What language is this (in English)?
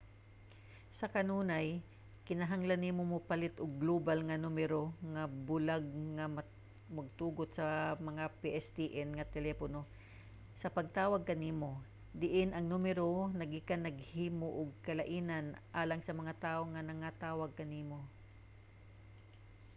Cebuano